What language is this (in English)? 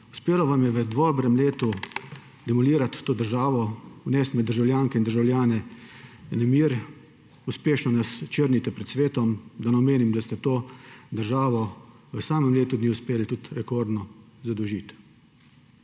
Slovenian